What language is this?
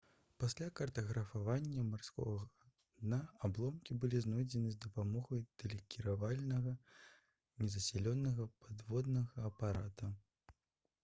Belarusian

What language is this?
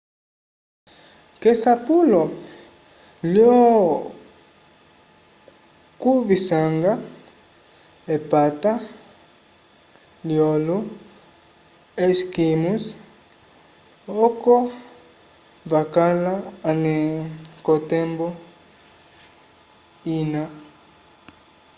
Umbundu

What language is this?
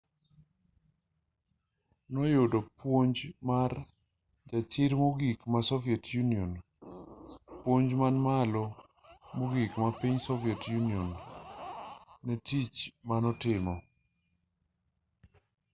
Luo (Kenya and Tanzania)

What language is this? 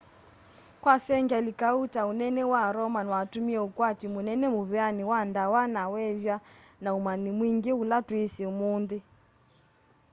Kamba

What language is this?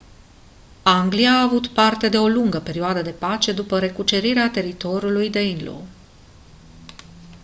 Romanian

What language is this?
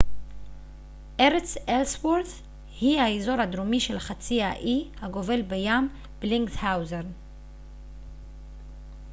Hebrew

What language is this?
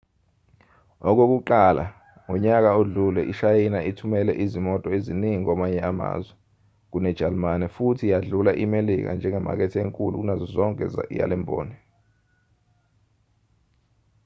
Zulu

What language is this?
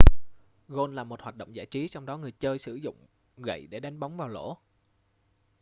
Vietnamese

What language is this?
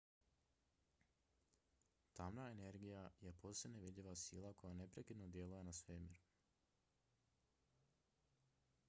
Croatian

